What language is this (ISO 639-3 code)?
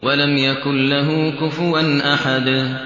ara